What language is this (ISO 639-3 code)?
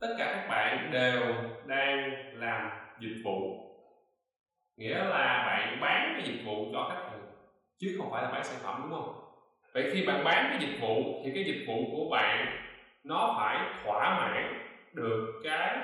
vie